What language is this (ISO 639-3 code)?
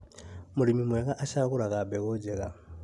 kik